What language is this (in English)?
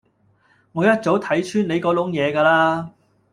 Cantonese